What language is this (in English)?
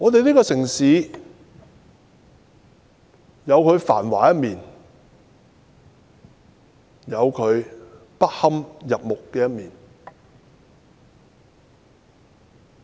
Cantonese